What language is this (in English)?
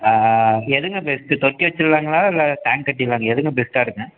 Tamil